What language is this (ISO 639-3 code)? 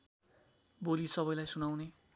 nep